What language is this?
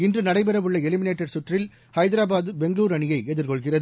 Tamil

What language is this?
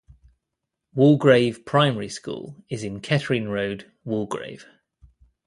English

